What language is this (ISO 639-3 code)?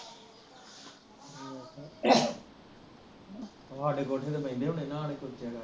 pan